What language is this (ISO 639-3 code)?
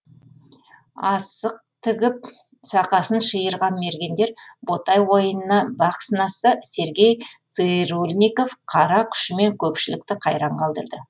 kaz